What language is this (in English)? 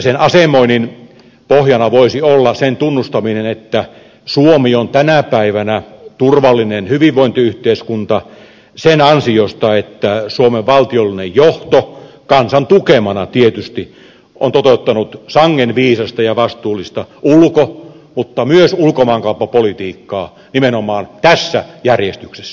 Finnish